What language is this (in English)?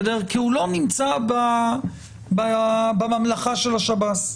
Hebrew